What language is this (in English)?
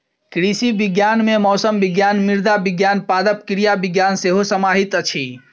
Maithili